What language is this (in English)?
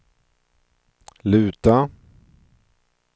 Swedish